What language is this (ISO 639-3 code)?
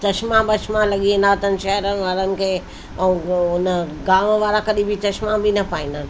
snd